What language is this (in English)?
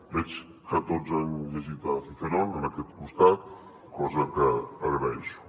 Catalan